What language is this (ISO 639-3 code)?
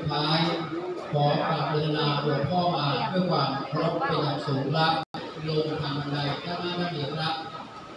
tha